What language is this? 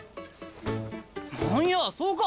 Japanese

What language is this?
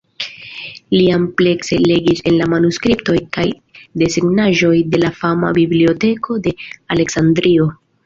Esperanto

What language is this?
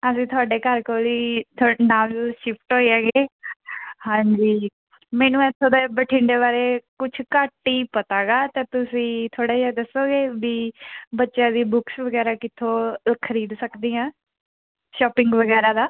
Punjabi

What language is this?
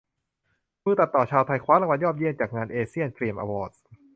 Thai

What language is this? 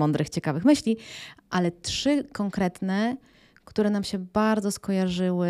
Polish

